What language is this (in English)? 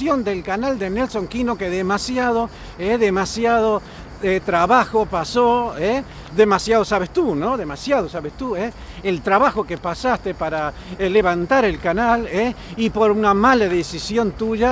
Spanish